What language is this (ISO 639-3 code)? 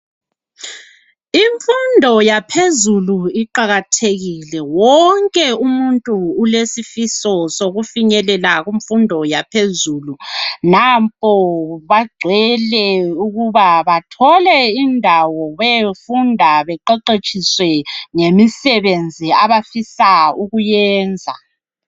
nde